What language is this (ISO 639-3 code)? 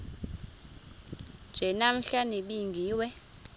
xho